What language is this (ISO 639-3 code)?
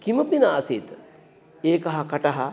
san